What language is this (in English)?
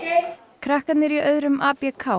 Icelandic